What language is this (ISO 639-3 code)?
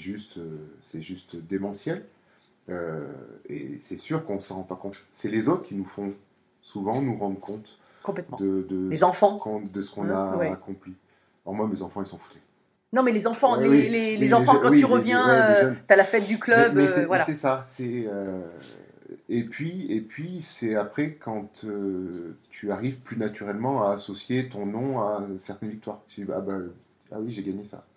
fra